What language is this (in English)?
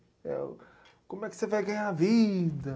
Portuguese